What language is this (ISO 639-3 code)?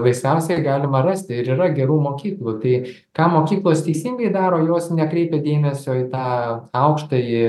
lit